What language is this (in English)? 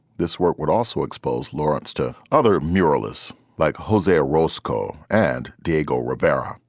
English